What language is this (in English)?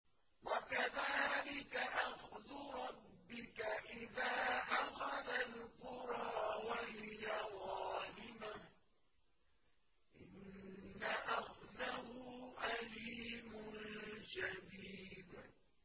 Arabic